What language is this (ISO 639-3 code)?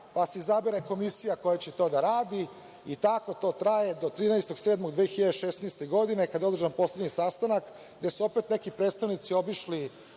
srp